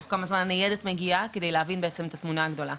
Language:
Hebrew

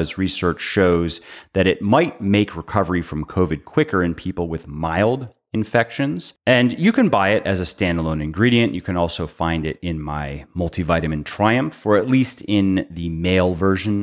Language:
English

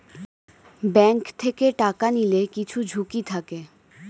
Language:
Bangla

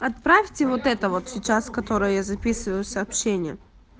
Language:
Russian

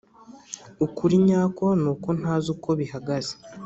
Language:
Kinyarwanda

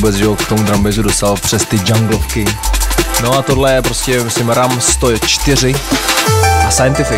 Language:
Czech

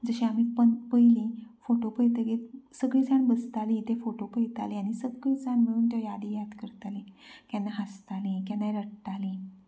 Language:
Konkani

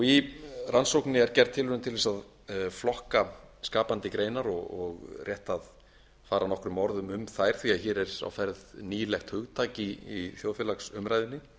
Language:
Icelandic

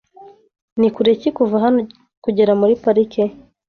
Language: Kinyarwanda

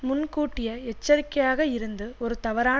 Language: Tamil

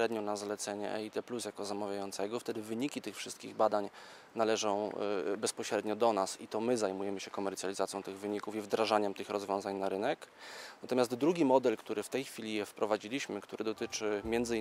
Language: Polish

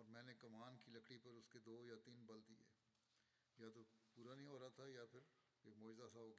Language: Bulgarian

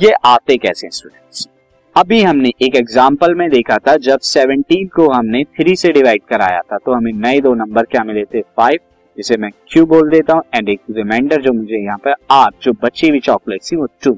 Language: Hindi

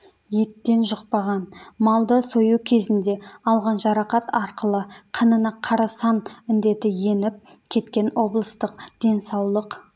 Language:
Kazakh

